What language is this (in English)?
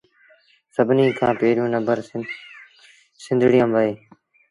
Sindhi Bhil